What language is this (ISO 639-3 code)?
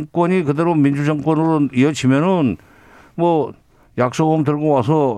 kor